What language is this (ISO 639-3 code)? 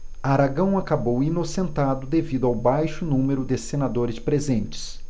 por